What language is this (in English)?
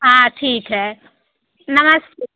Hindi